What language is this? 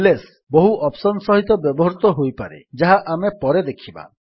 Odia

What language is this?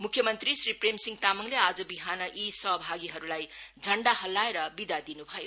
Nepali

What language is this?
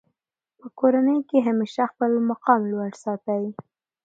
Pashto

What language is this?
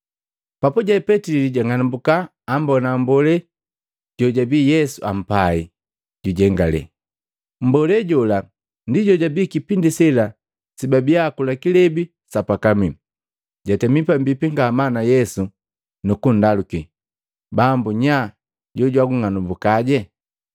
Matengo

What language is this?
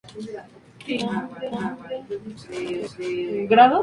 Spanish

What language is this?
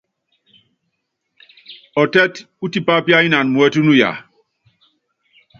Yangben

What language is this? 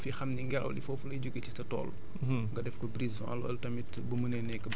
Wolof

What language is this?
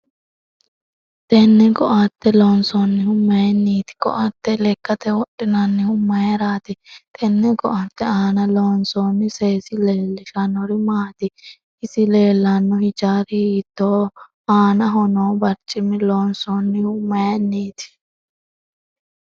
Sidamo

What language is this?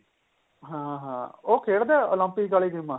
Punjabi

